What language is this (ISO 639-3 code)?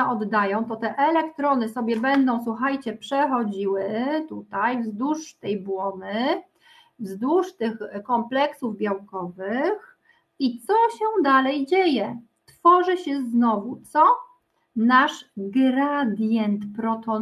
pol